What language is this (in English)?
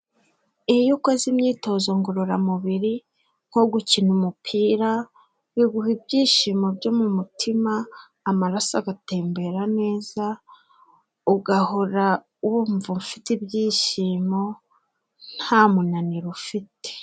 Kinyarwanda